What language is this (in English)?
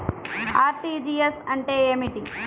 Telugu